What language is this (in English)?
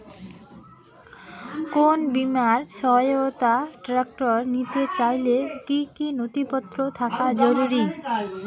Bangla